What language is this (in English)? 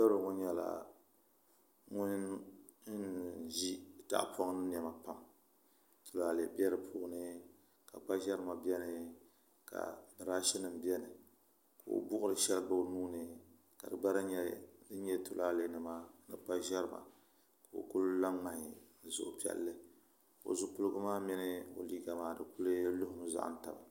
Dagbani